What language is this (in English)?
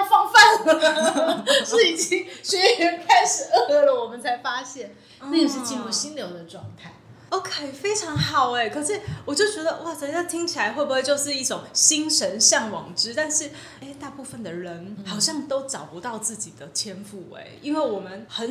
Chinese